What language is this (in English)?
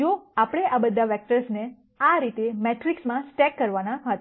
Gujarati